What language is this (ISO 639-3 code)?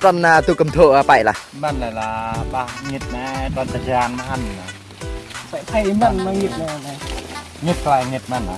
vie